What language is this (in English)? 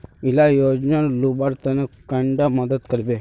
Magahi